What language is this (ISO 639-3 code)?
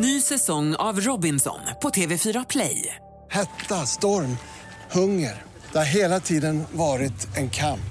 swe